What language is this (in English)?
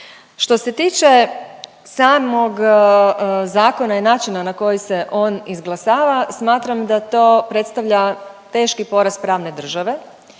Croatian